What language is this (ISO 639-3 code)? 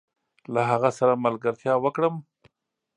pus